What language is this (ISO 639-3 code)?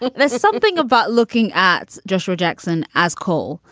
eng